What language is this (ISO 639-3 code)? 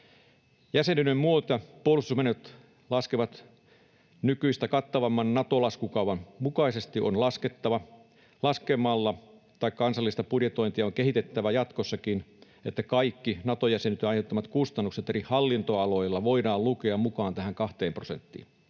fin